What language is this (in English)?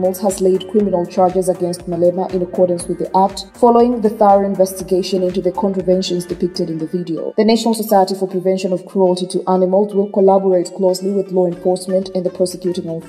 English